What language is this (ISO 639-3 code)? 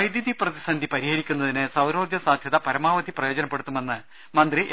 mal